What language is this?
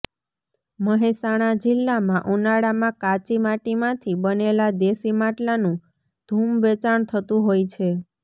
Gujarati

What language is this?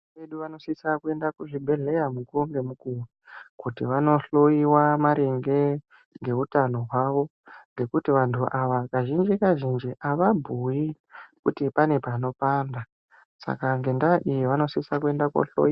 Ndau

